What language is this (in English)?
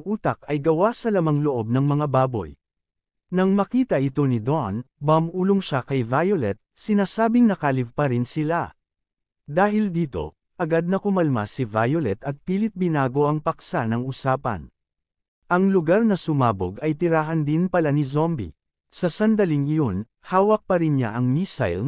Filipino